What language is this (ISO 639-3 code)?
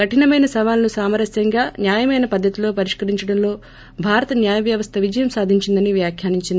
tel